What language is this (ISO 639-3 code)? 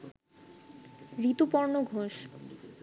ben